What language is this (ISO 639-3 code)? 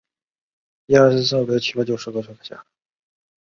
zho